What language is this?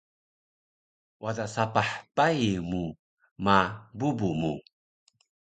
Taroko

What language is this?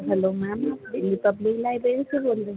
Urdu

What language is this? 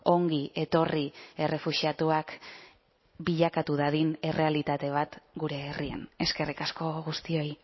Basque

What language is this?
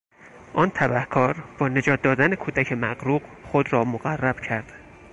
Persian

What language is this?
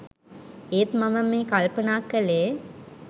Sinhala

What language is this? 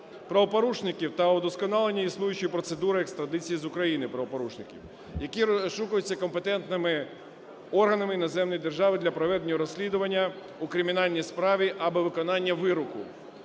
Ukrainian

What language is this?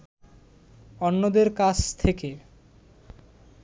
Bangla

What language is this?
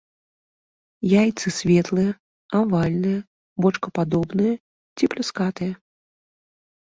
Belarusian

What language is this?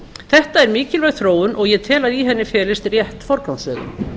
Icelandic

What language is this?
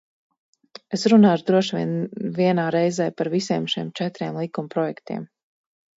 Latvian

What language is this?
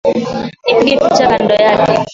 Swahili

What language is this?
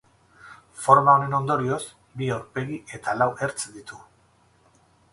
Basque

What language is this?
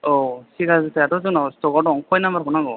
Bodo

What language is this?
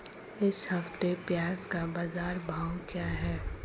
Hindi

